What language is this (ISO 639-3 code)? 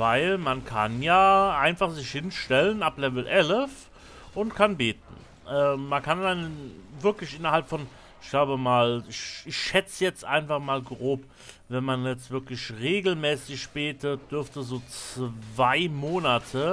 deu